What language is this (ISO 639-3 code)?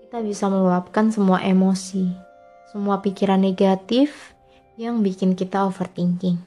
ind